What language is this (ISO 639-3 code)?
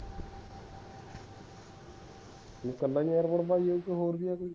pan